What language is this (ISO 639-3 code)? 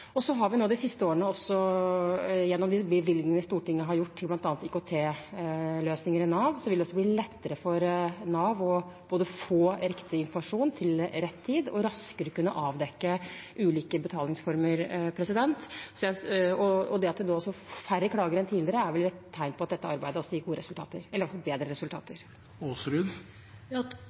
nob